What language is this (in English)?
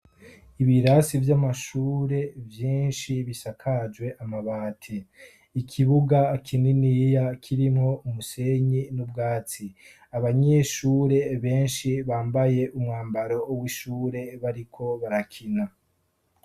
Rundi